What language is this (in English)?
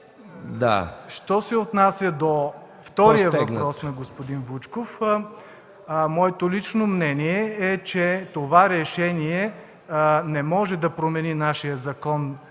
Bulgarian